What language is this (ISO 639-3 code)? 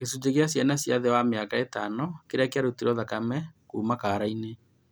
kik